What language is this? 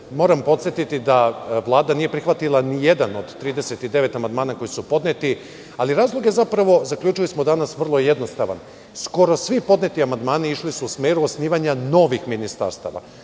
Serbian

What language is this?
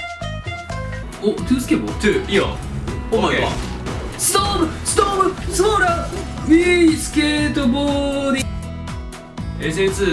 Japanese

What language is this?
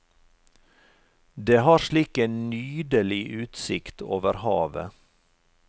Norwegian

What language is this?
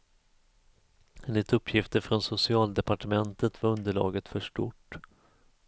Swedish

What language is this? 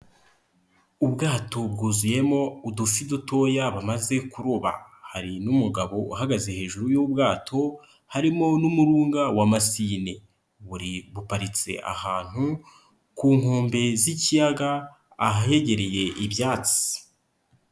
Kinyarwanda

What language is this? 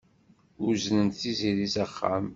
Kabyle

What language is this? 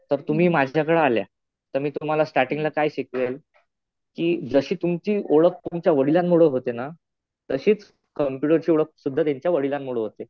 Marathi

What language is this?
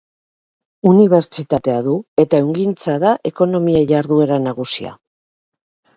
Basque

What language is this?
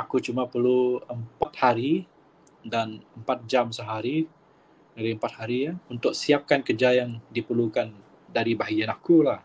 Malay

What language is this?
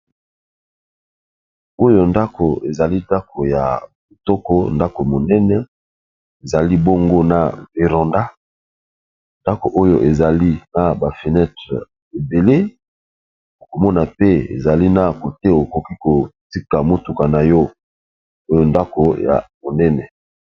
Lingala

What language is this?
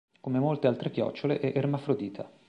Italian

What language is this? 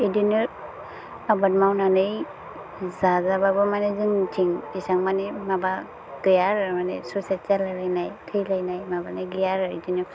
Bodo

